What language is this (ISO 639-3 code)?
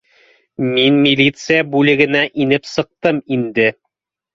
bak